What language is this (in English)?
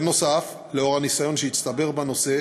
Hebrew